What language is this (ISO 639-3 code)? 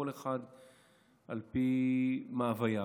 heb